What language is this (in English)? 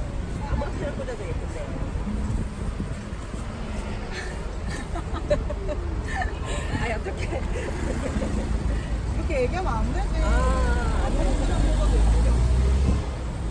Korean